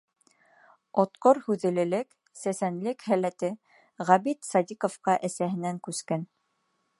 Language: Bashkir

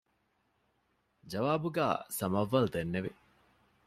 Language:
Divehi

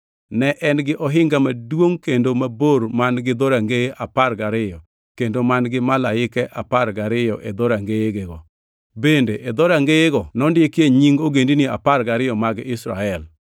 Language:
Luo (Kenya and Tanzania)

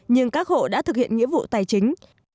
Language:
Vietnamese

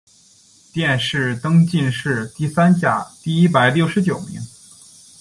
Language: Chinese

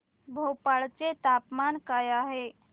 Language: Marathi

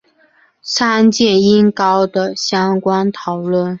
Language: Chinese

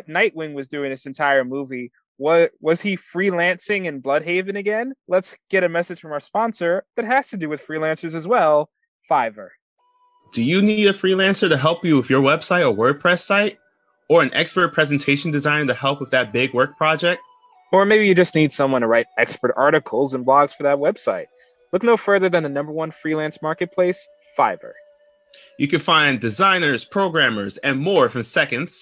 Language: English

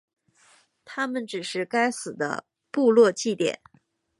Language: Chinese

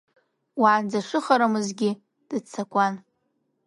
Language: Abkhazian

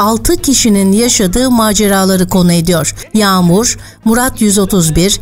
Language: Turkish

